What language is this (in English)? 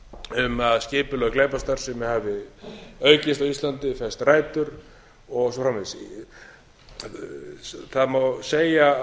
Icelandic